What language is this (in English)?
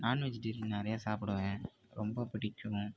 Tamil